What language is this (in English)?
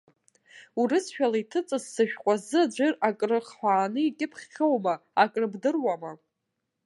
Abkhazian